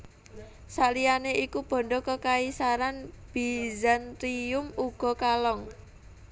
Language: Javanese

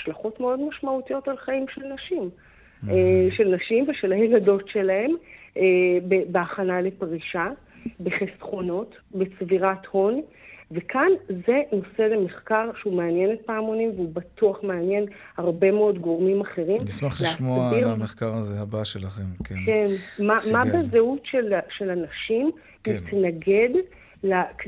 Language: Hebrew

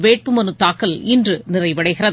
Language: Tamil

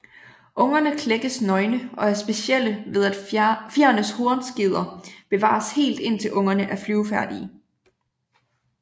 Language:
Danish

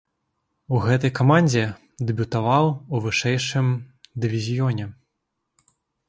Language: Belarusian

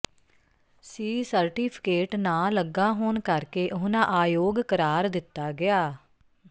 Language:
Punjabi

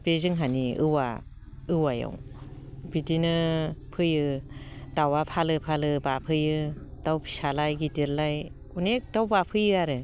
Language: Bodo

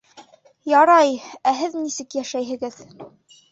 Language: Bashkir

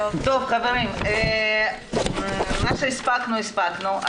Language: Hebrew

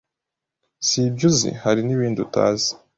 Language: Kinyarwanda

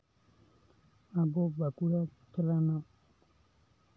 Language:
Santali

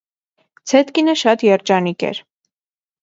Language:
Armenian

